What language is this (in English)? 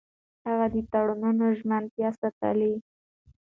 Pashto